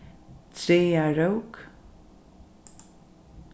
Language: Faroese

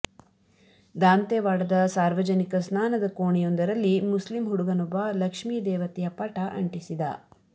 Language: Kannada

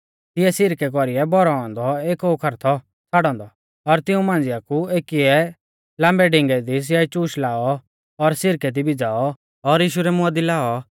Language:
Mahasu Pahari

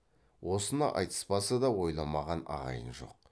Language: Kazakh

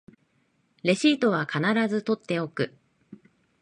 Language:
Japanese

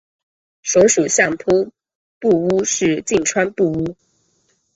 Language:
Chinese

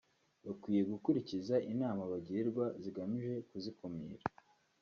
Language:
Kinyarwanda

